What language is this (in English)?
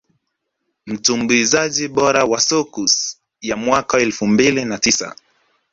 Swahili